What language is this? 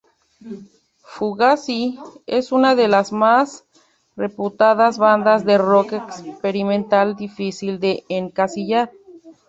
Spanish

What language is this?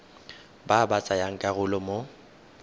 Tswana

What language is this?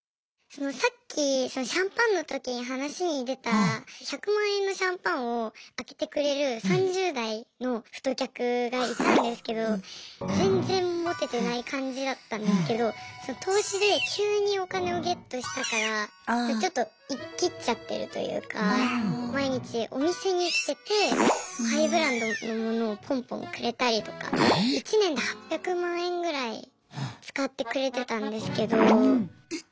Japanese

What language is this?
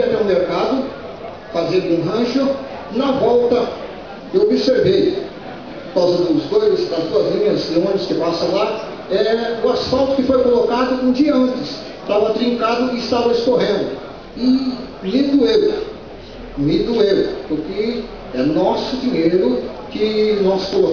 Portuguese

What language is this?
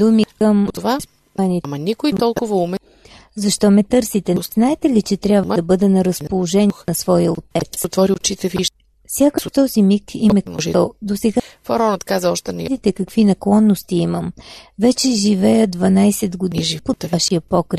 Bulgarian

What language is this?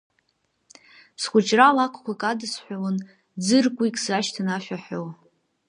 Abkhazian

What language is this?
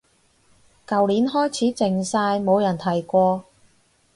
Cantonese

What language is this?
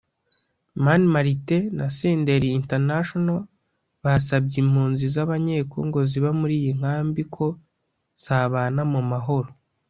Kinyarwanda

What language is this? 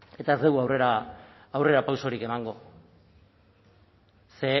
Basque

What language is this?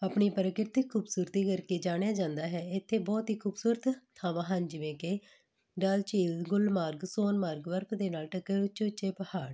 Punjabi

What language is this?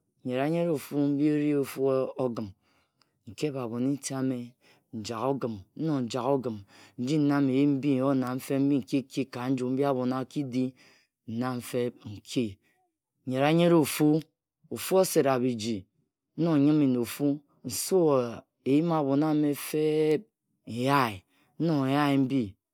Ejagham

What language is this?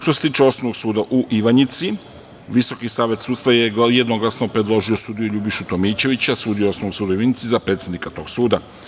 Serbian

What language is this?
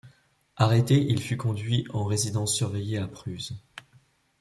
French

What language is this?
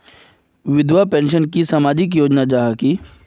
Magahi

